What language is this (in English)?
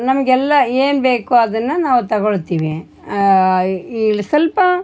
Kannada